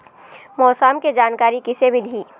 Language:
Chhattisgarhi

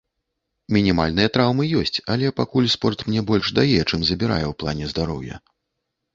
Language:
Belarusian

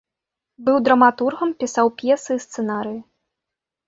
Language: Belarusian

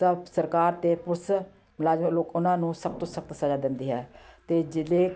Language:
Punjabi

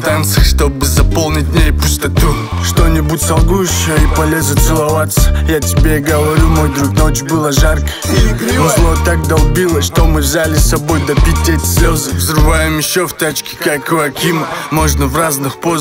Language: Russian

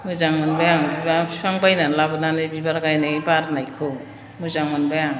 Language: Bodo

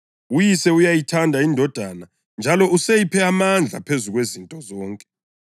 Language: North Ndebele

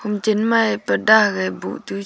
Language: Wancho Naga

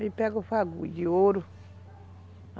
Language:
Portuguese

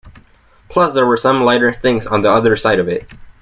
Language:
English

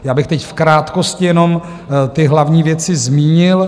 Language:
Czech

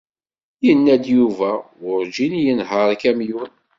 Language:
Kabyle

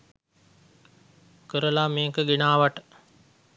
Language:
Sinhala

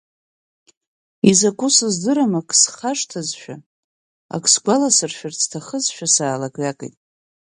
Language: Abkhazian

